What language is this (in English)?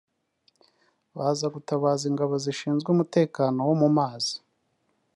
Kinyarwanda